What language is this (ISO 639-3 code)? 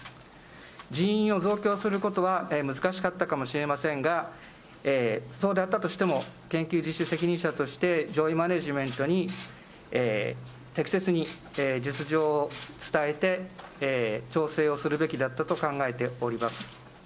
jpn